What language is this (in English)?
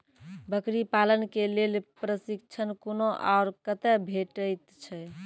Maithili